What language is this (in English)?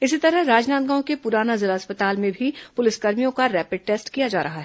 Hindi